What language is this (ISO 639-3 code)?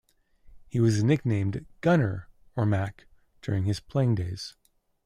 eng